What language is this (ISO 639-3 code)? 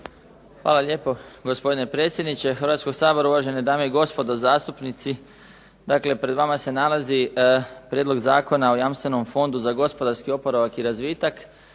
hrv